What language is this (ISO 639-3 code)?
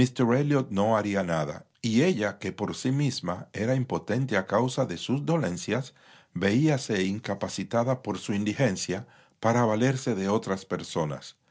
spa